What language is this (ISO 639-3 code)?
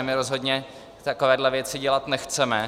ces